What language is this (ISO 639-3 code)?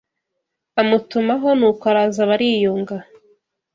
kin